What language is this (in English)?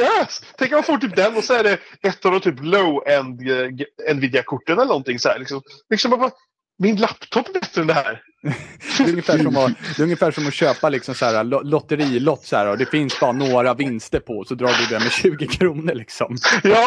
Swedish